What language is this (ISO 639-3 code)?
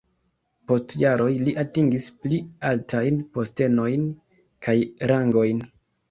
epo